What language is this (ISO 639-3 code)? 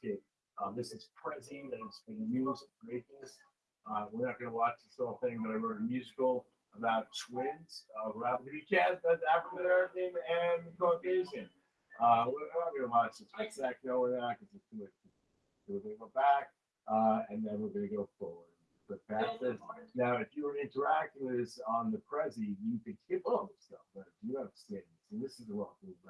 eng